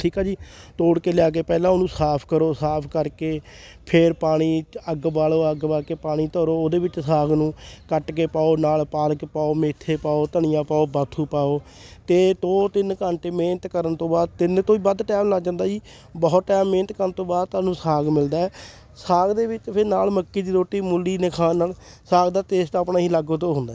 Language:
Punjabi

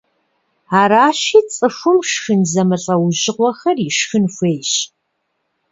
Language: Kabardian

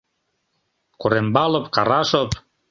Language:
Mari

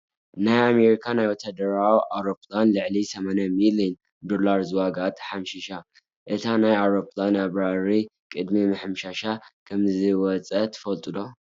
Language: Tigrinya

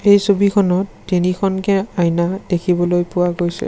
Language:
Assamese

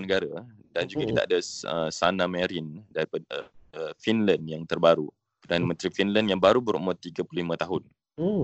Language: Malay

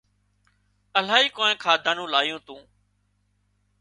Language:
Wadiyara Koli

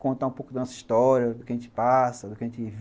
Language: Portuguese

